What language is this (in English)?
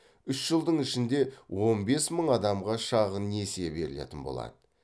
Kazakh